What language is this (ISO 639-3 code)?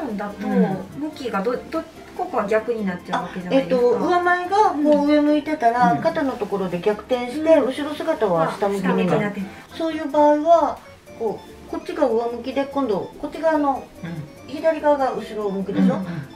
jpn